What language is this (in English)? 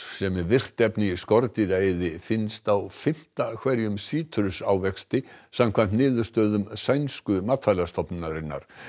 Icelandic